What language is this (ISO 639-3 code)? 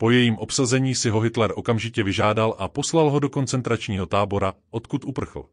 ces